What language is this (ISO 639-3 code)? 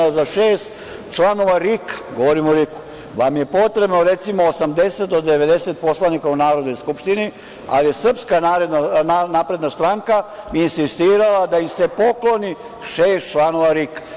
srp